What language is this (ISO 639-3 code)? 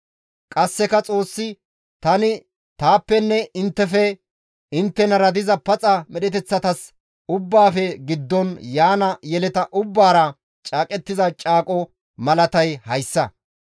gmv